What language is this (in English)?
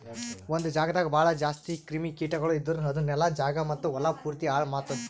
Kannada